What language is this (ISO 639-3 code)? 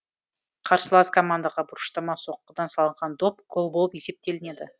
kaz